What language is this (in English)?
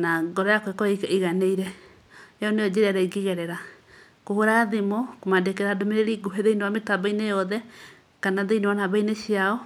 Kikuyu